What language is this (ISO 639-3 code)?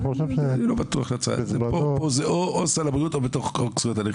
heb